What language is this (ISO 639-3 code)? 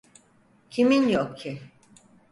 tur